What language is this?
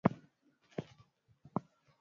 Swahili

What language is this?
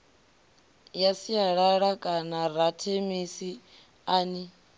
Venda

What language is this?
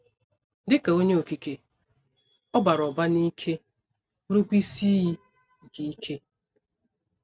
Igbo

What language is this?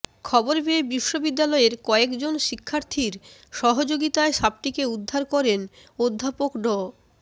Bangla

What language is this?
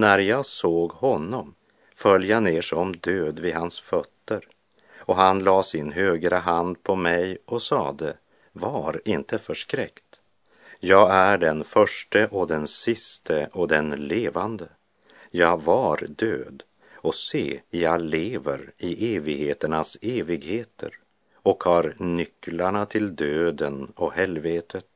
Swedish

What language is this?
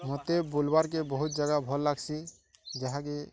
Odia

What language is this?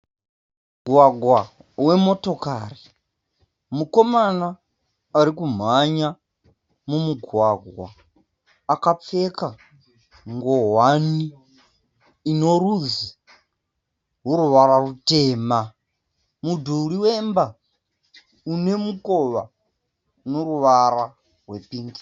Shona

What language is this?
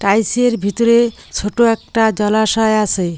Bangla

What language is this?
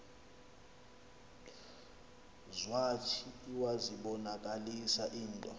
Xhosa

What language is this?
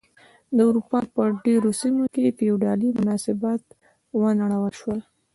Pashto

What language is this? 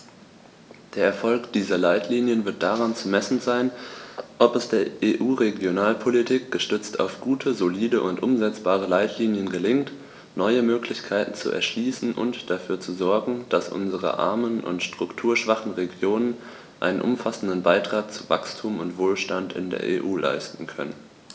German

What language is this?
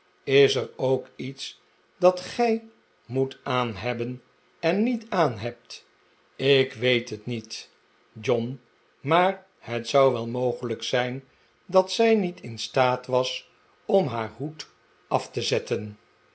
Dutch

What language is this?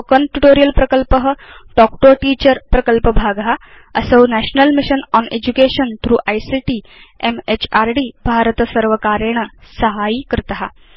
Sanskrit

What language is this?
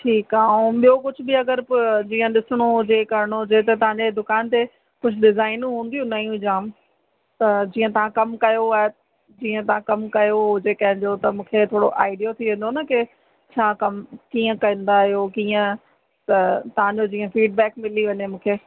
Sindhi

